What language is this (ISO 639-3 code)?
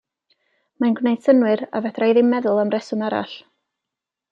cym